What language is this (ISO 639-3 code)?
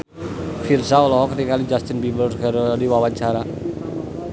sun